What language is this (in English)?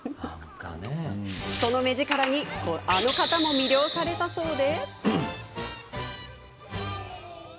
Japanese